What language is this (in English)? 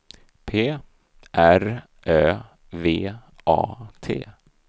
Swedish